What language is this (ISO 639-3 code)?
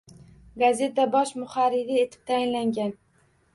uzb